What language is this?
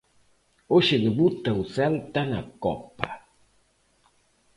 Galician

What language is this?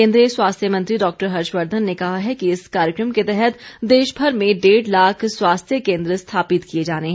Hindi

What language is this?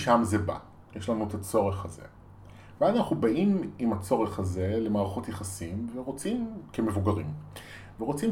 Hebrew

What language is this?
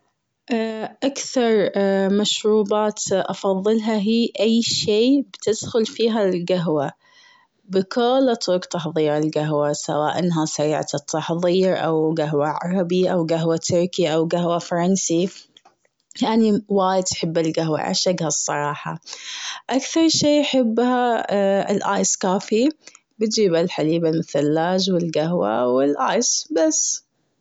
Gulf Arabic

